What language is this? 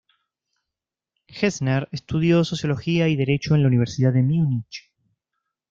Spanish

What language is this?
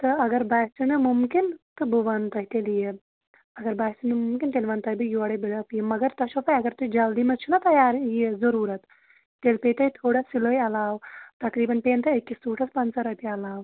Kashmiri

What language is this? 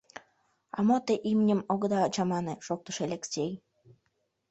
Mari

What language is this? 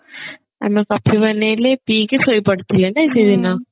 Odia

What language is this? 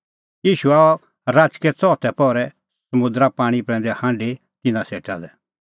Kullu Pahari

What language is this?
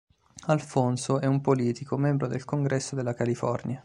Italian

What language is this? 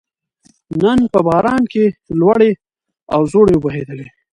Pashto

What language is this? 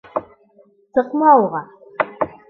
Bashkir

